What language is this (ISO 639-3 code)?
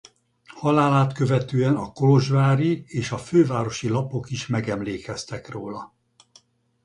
hun